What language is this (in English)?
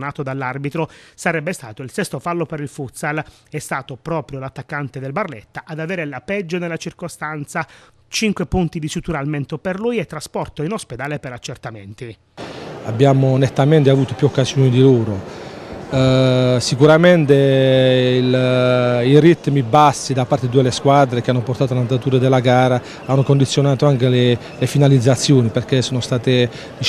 Italian